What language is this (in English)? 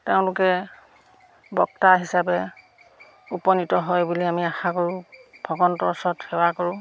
Assamese